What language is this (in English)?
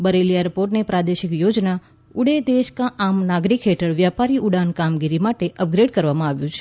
Gujarati